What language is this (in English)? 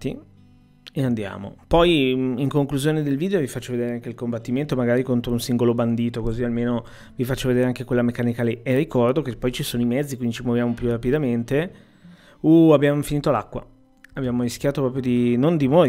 Italian